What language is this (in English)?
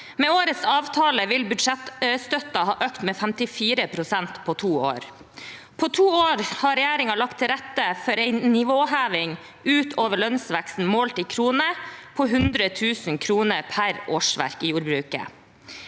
Norwegian